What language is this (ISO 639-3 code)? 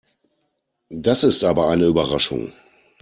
deu